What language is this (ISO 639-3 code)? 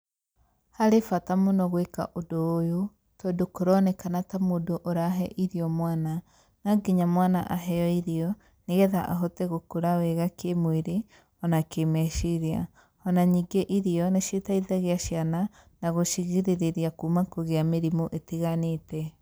kik